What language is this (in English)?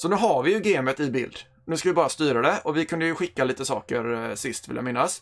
Swedish